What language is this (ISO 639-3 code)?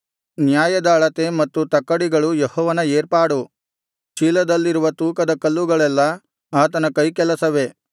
kan